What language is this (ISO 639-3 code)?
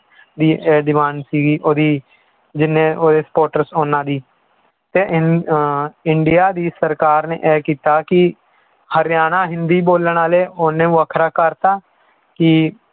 pan